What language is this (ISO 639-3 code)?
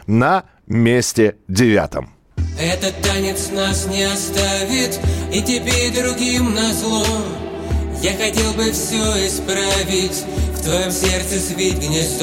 rus